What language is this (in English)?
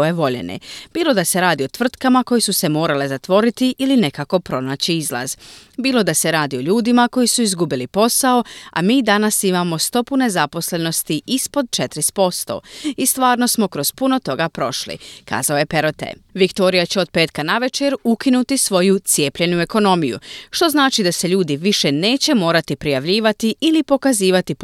Croatian